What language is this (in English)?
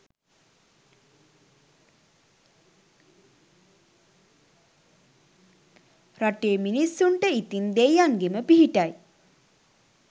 Sinhala